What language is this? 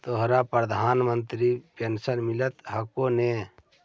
Magahi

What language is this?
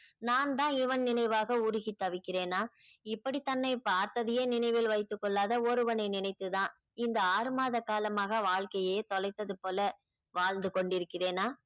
Tamil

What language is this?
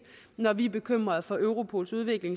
Danish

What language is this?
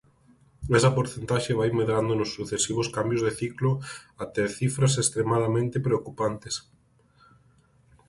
Galician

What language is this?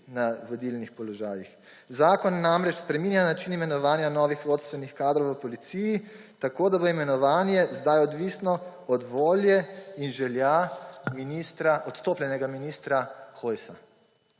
Slovenian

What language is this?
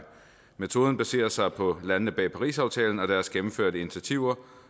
Danish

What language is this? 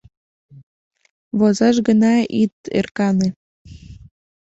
Mari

